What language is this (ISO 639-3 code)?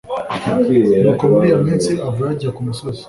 kin